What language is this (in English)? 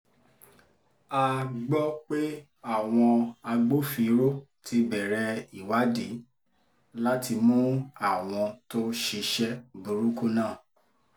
Yoruba